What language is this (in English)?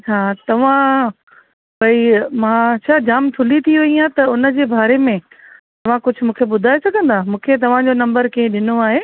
Sindhi